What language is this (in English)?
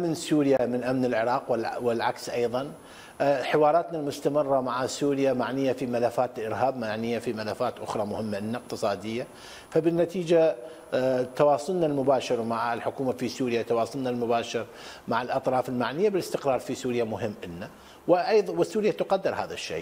Arabic